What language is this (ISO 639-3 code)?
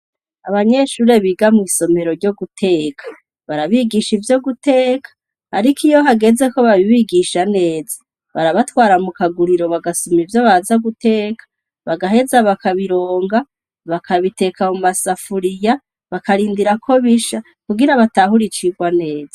run